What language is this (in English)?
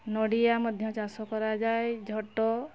Odia